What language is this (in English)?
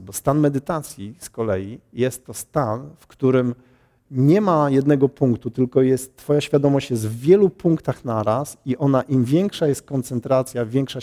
Polish